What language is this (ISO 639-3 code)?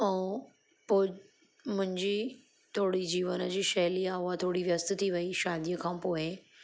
snd